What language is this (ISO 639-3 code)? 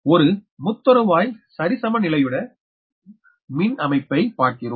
tam